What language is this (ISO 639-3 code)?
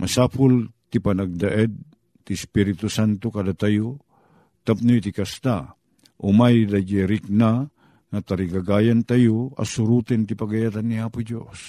fil